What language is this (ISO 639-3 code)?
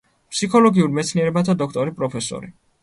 kat